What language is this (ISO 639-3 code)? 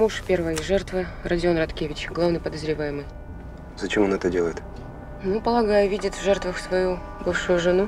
rus